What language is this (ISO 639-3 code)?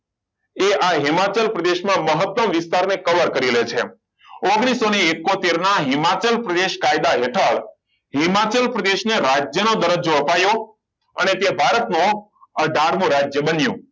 guj